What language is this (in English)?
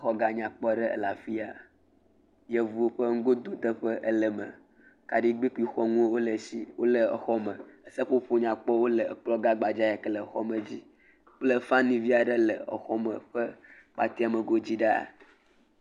Ewe